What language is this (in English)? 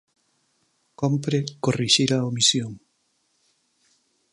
Galician